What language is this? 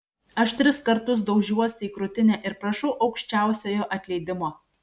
Lithuanian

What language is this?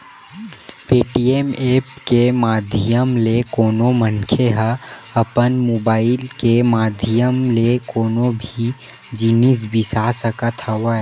Chhattisgarhi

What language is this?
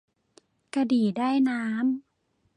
Thai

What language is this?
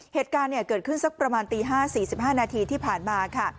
Thai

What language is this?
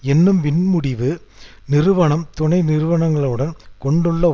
Tamil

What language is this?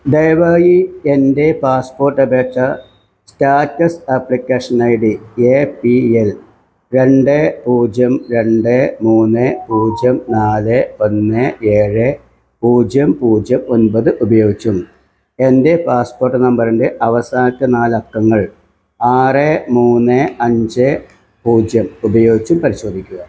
Malayalam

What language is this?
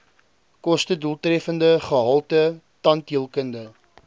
Afrikaans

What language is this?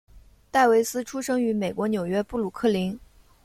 Chinese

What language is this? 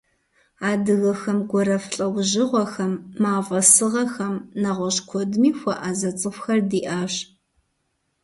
Kabardian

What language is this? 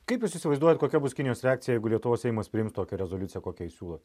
Lithuanian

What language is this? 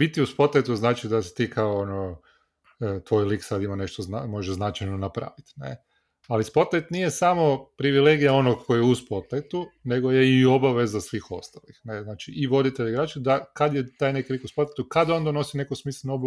Croatian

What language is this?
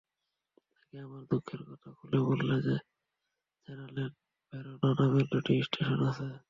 Bangla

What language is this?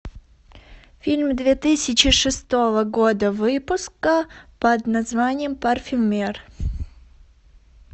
Russian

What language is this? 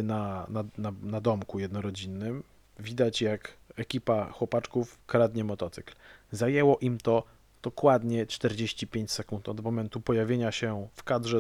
Polish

